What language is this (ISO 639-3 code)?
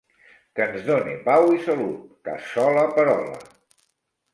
cat